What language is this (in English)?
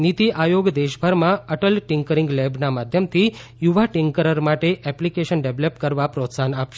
Gujarati